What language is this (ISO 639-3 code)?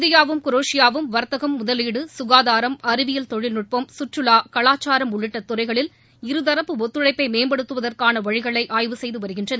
tam